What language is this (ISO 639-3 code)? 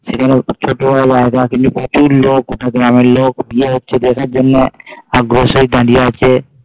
ben